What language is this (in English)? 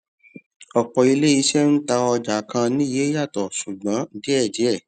Yoruba